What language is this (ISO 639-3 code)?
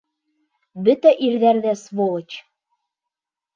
bak